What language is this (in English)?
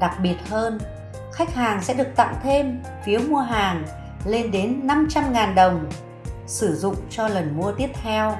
Vietnamese